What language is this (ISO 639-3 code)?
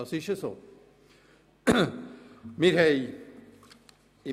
gsw